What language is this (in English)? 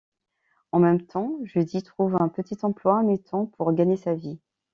French